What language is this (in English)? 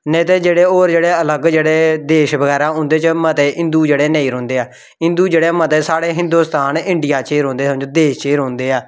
Dogri